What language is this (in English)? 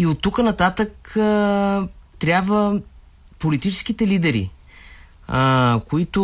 Bulgarian